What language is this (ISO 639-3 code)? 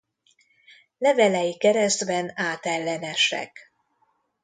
hun